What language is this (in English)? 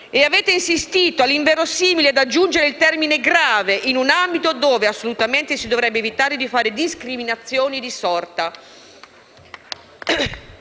Italian